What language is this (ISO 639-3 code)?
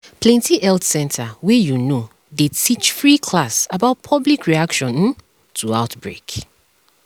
pcm